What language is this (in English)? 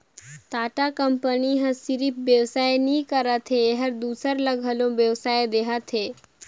Chhattisgarhi